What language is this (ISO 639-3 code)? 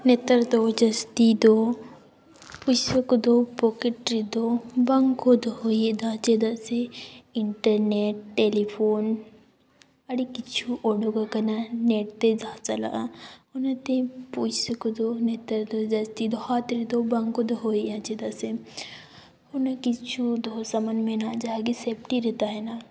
sat